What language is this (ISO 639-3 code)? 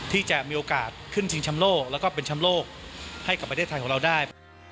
tha